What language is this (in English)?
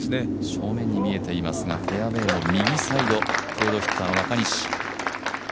Japanese